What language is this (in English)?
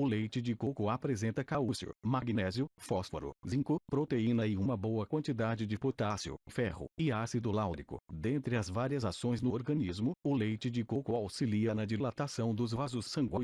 Portuguese